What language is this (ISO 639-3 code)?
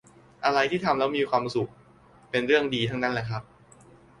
tha